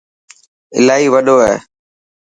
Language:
Dhatki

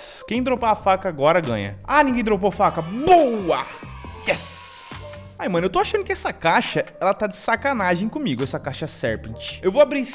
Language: Portuguese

